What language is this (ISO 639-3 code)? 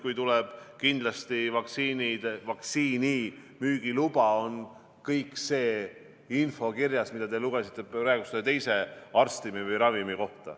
est